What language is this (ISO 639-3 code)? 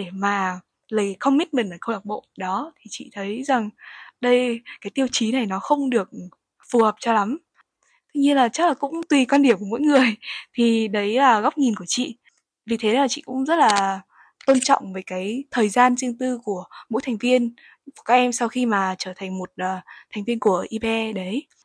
vie